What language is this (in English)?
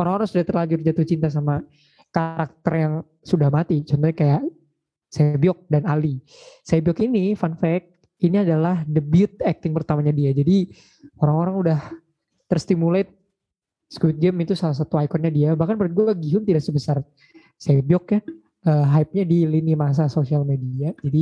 Indonesian